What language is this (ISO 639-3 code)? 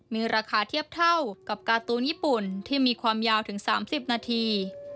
tha